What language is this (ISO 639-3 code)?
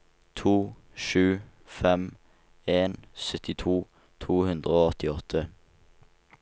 nor